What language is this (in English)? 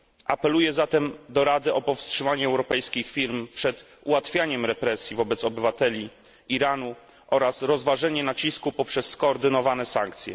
Polish